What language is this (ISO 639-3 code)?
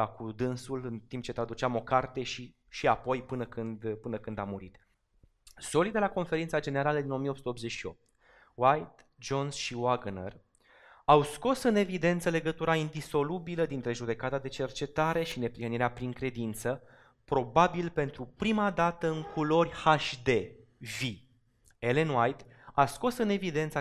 ron